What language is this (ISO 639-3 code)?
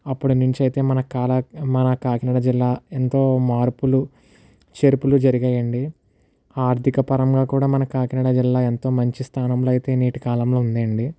tel